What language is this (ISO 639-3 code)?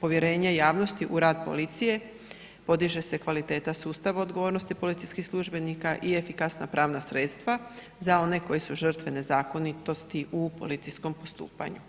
hrv